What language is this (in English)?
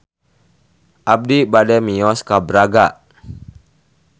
Sundanese